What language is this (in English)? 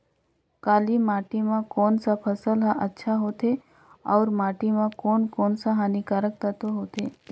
Chhattisgarhi